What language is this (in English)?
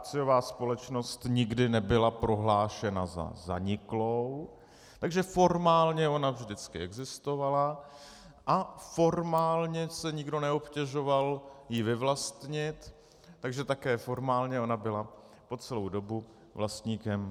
Czech